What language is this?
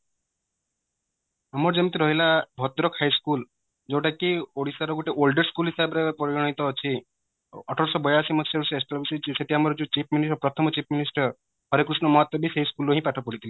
Odia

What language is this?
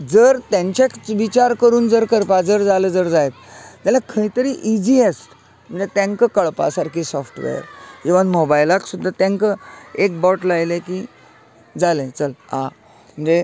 Konkani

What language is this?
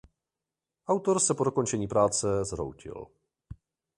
Czech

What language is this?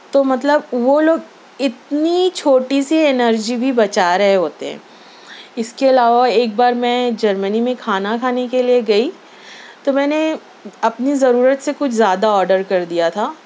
Urdu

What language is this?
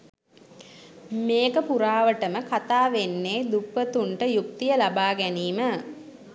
Sinhala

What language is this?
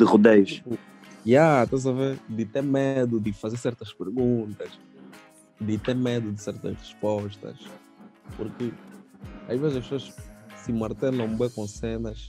Portuguese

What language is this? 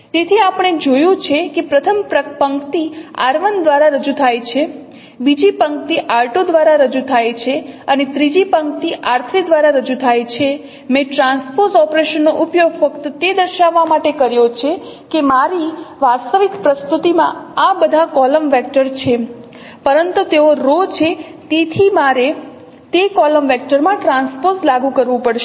Gujarati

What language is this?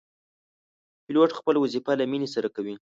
Pashto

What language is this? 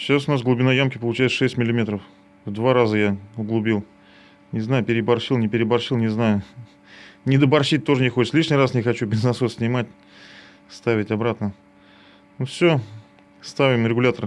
Russian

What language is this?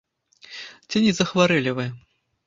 Belarusian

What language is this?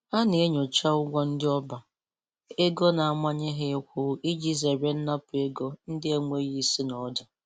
Igbo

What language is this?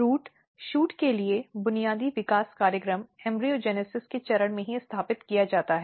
Hindi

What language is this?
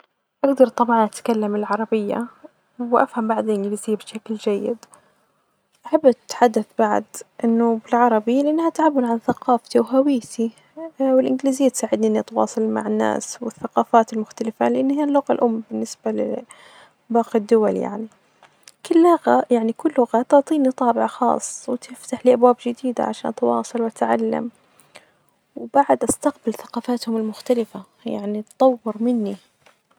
Najdi Arabic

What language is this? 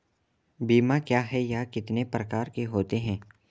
Hindi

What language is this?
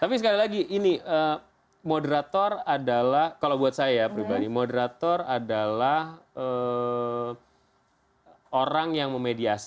Indonesian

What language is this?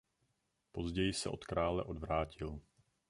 Czech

